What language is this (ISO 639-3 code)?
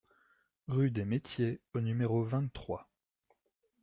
fra